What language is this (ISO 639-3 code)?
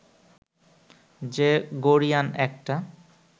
ben